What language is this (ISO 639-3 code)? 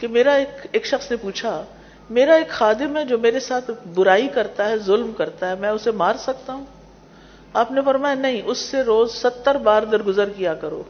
urd